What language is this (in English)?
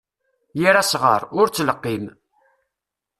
Kabyle